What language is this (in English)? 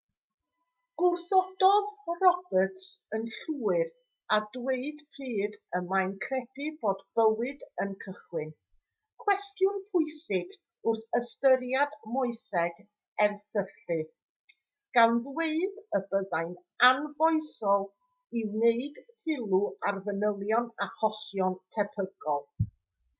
Welsh